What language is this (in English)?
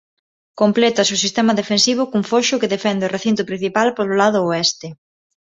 Galician